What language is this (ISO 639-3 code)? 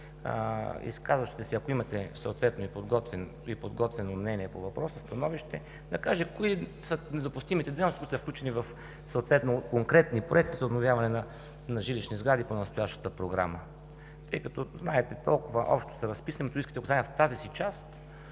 bul